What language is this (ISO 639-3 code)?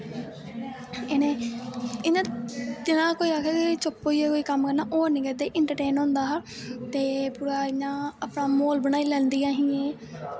doi